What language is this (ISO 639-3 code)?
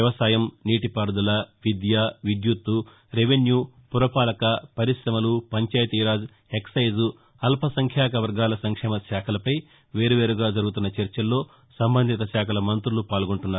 tel